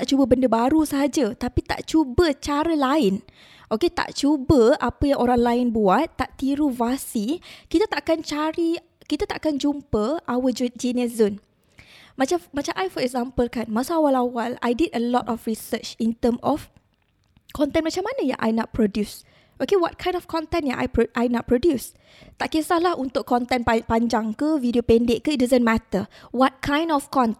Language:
Malay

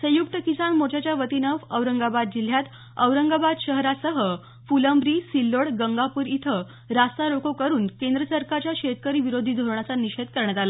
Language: Marathi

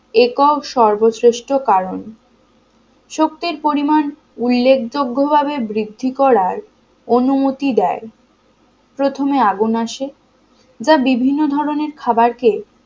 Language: Bangla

